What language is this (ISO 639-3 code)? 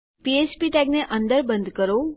guj